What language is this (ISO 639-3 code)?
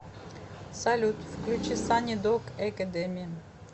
rus